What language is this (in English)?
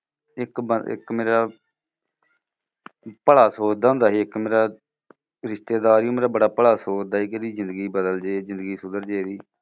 Punjabi